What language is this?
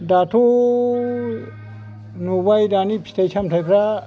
Bodo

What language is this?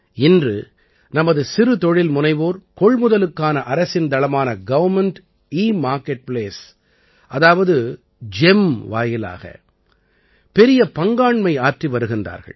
Tamil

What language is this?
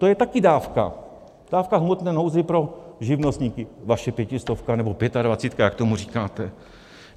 Czech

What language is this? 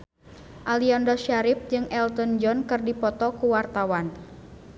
Sundanese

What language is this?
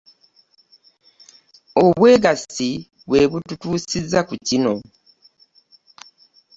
Ganda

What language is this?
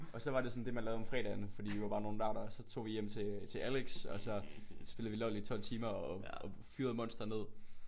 Danish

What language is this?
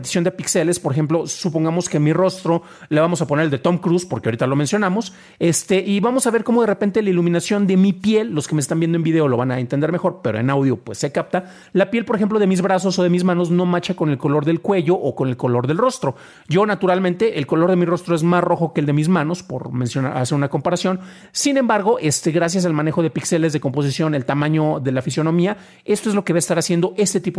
Spanish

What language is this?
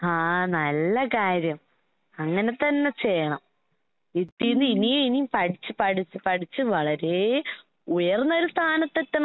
Malayalam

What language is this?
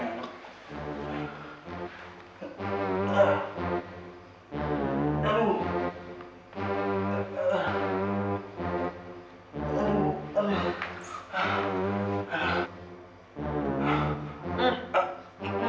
Indonesian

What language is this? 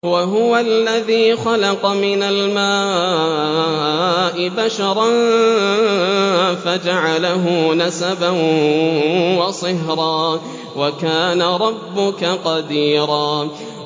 Arabic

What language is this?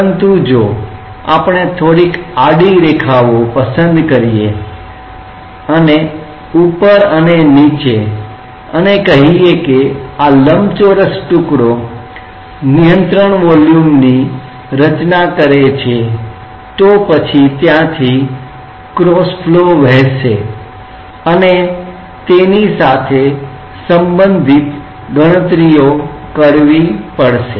Gujarati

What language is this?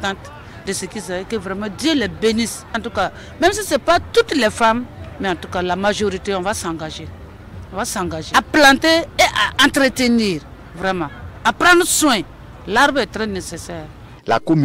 French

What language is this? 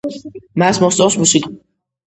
Georgian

